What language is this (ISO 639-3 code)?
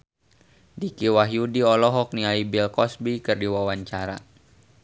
sun